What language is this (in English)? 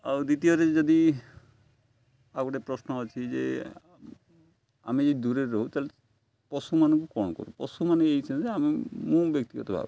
Odia